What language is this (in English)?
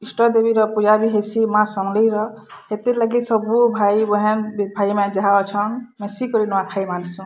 Odia